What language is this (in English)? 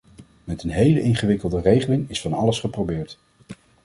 Dutch